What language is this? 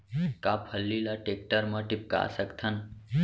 Chhattisgarhi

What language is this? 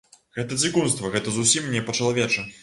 Belarusian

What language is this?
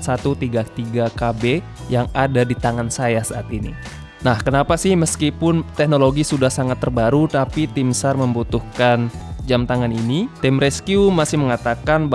Indonesian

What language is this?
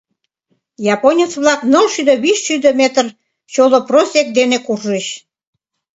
Mari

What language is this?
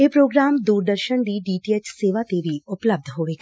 Punjabi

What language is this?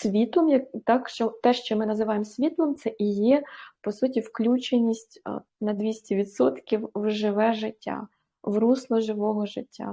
Ukrainian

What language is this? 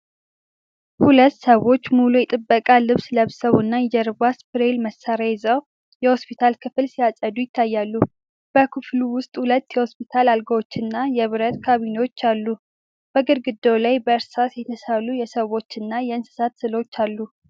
Amharic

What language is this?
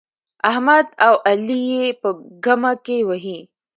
Pashto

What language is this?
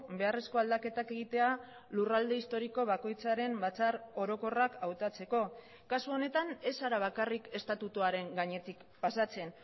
Basque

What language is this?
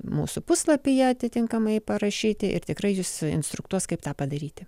Lithuanian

